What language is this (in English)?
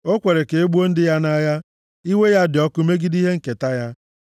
Igbo